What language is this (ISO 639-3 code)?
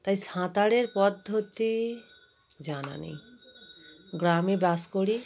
ben